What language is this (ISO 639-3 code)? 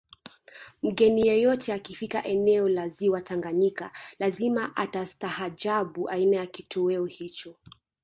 swa